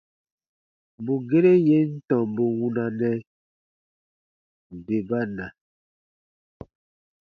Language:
Baatonum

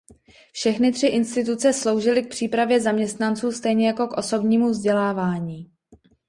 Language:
Czech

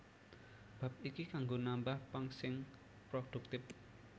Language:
Javanese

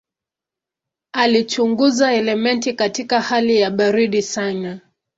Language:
Swahili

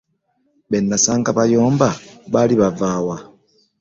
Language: Ganda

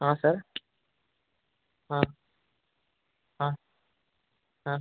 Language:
Odia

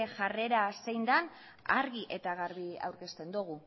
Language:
Basque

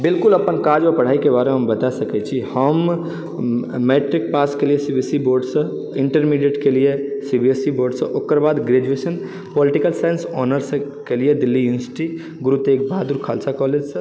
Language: Maithili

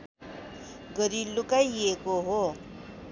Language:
Nepali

